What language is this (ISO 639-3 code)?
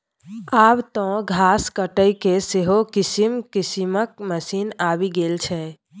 mai